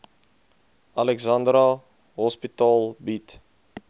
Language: Afrikaans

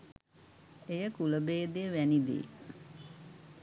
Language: Sinhala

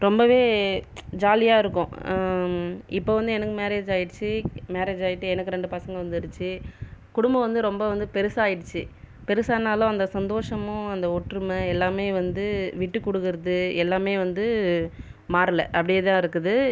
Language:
Tamil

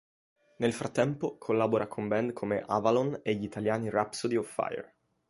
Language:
Italian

